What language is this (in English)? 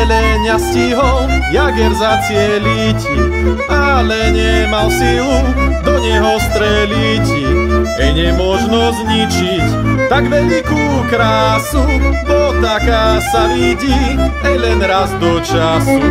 Slovak